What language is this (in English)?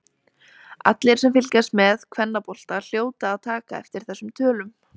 Icelandic